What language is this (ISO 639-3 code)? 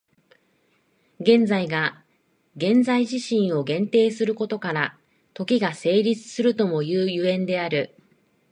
jpn